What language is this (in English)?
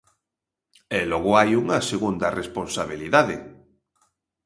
Galician